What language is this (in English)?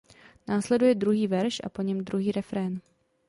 Czech